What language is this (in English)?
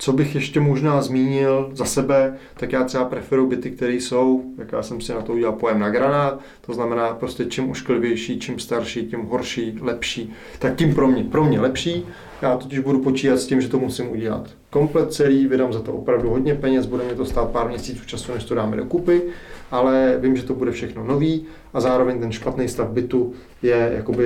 Czech